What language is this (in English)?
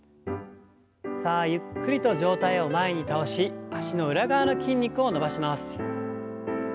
Japanese